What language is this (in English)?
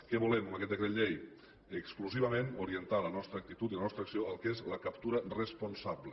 Catalan